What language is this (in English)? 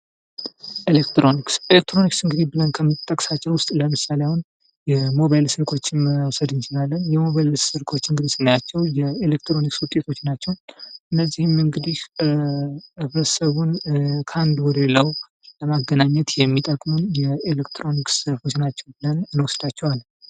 Amharic